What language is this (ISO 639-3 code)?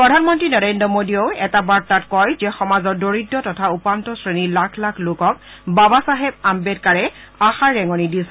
asm